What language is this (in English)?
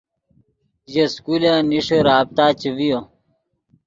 Yidgha